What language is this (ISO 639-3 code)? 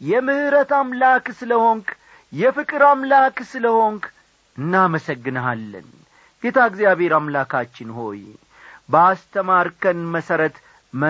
amh